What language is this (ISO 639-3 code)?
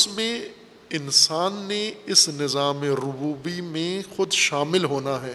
urd